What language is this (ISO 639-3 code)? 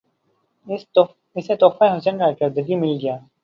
urd